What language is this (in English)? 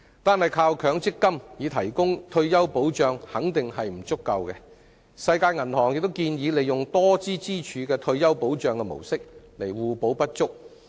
Cantonese